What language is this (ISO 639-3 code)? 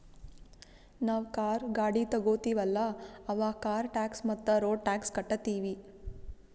kan